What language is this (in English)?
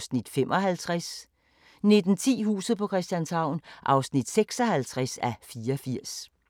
Danish